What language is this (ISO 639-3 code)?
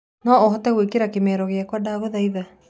kik